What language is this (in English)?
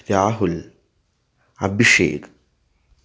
Malayalam